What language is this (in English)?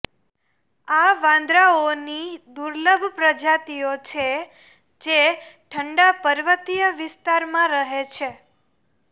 Gujarati